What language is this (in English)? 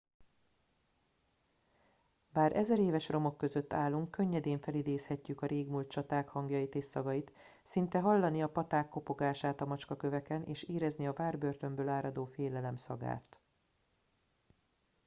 Hungarian